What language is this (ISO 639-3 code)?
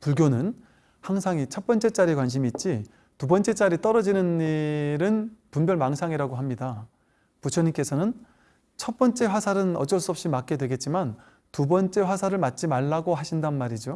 kor